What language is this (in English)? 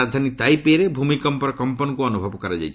Odia